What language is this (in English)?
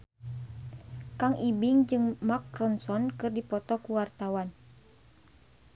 Sundanese